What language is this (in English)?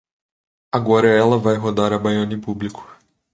Portuguese